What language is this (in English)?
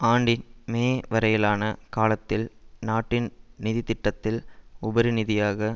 Tamil